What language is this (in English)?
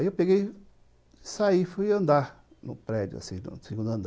Portuguese